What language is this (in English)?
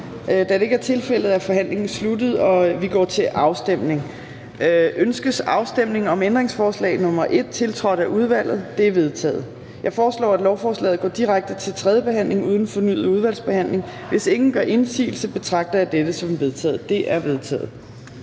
Danish